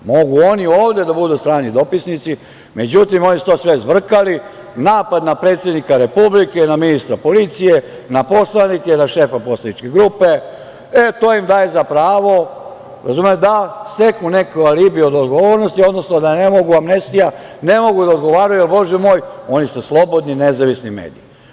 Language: Serbian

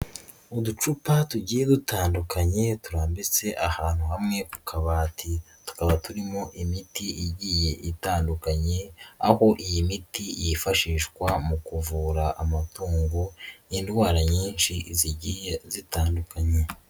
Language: Kinyarwanda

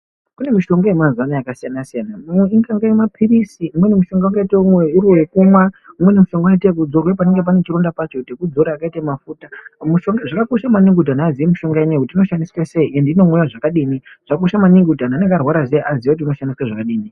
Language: Ndau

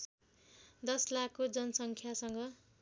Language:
Nepali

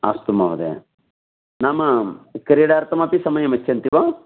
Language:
Sanskrit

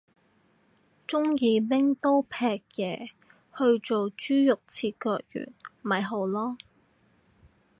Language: Cantonese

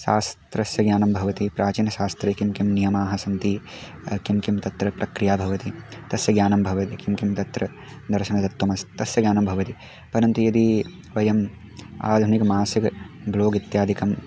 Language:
Sanskrit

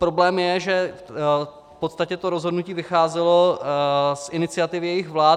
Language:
Czech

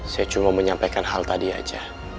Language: Indonesian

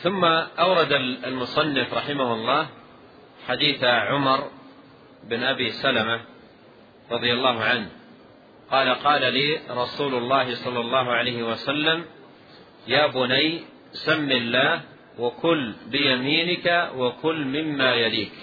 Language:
Arabic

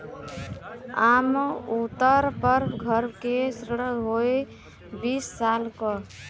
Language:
Bhojpuri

